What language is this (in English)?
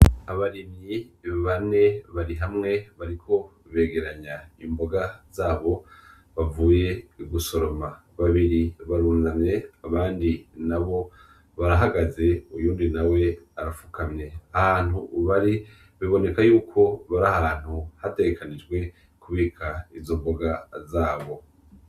Rundi